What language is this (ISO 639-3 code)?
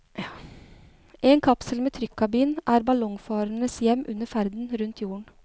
nor